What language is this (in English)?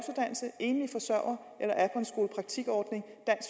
Danish